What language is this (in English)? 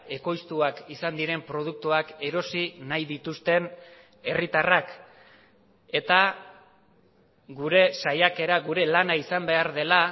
Basque